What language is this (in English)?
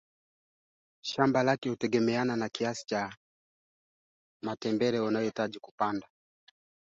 Swahili